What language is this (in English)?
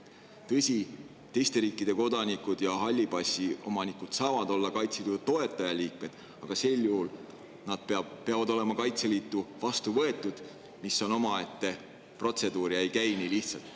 Estonian